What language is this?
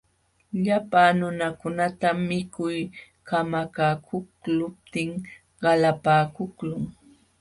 Jauja Wanca Quechua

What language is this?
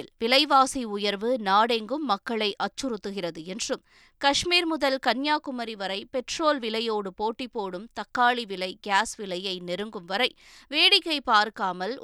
Tamil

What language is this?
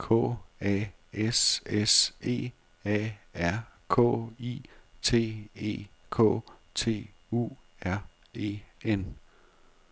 Danish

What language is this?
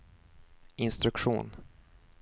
Swedish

